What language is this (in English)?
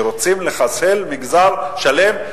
Hebrew